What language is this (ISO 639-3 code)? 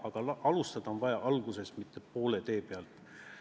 est